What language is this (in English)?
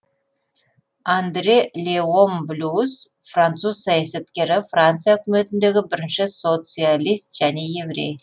Kazakh